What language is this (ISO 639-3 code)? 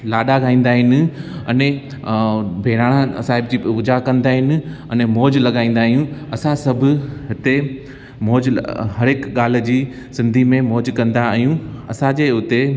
snd